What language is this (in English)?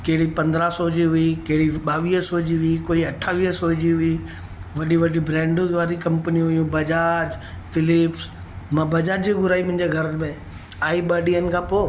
Sindhi